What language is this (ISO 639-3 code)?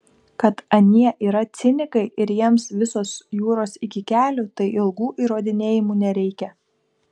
lit